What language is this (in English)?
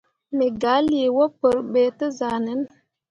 Mundang